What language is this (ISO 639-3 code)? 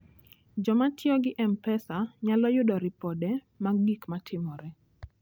luo